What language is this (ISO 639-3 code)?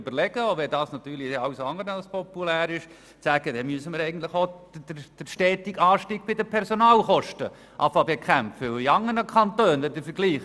gsw